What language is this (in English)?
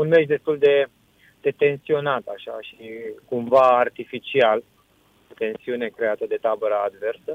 Romanian